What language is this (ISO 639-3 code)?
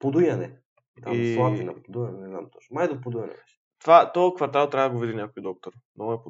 bul